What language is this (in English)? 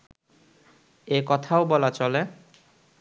Bangla